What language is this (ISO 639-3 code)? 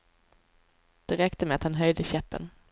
swe